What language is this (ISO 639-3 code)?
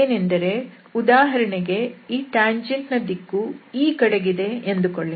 kan